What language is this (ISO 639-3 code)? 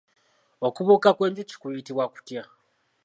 lug